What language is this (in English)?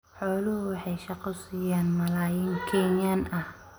Somali